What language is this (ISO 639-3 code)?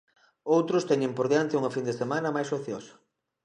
glg